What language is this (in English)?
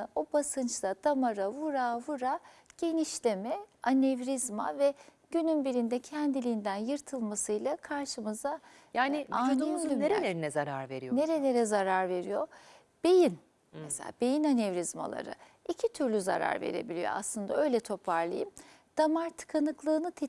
Turkish